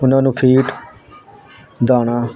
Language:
Punjabi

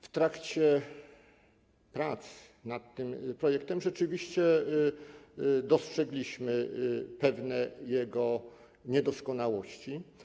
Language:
Polish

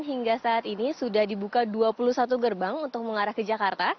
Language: Indonesian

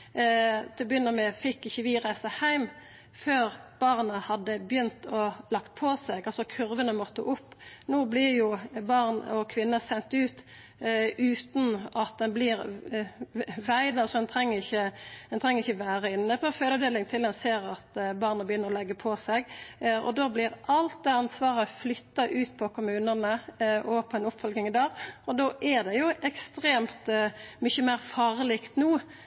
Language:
Norwegian Nynorsk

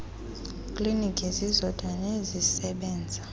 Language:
Xhosa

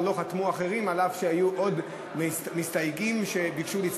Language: Hebrew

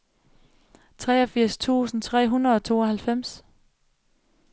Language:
Danish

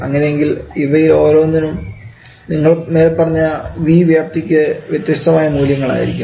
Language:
Malayalam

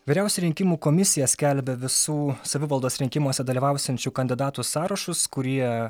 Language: Lithuanian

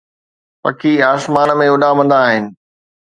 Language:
Sindhi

